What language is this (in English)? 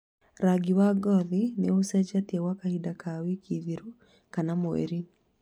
Kikuyu